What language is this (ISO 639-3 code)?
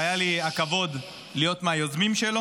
heb